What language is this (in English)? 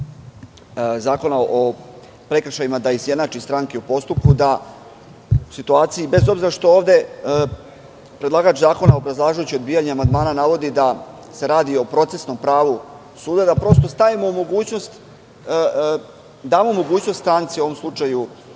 Serbian